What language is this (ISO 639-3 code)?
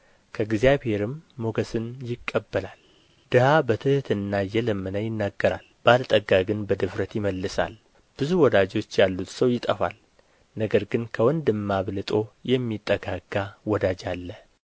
amh